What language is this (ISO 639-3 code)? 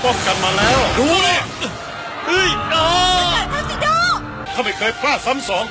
tha